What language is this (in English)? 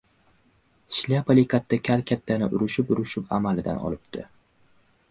Uzbek